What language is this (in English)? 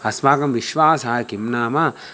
Sanskrit